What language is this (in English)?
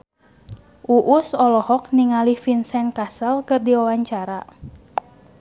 Sundanese